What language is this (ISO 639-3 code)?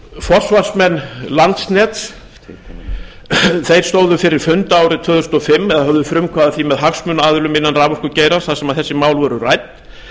isl